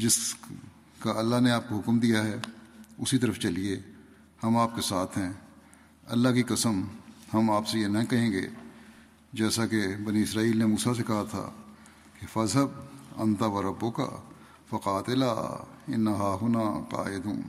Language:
Urdu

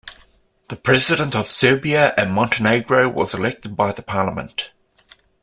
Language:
English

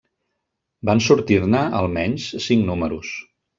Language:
Catalan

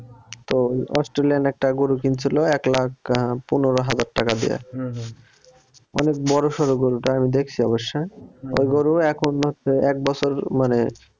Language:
Bangla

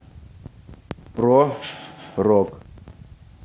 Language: Russian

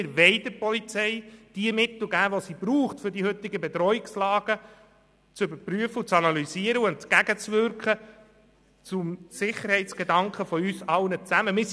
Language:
Swiss German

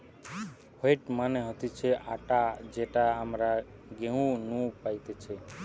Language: Bangla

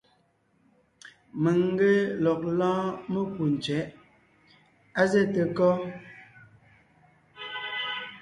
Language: Ngiemboon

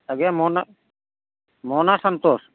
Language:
Odia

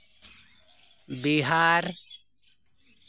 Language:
Santali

